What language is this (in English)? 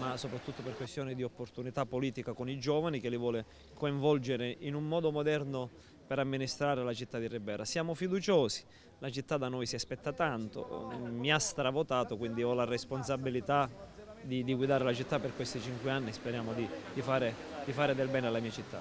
Italian